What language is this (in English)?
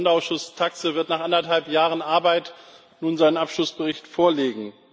German